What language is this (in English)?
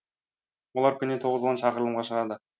Kazakh